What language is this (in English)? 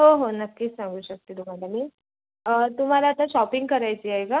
Marathi